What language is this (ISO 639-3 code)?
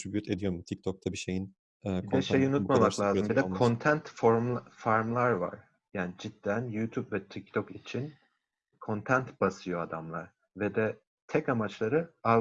tur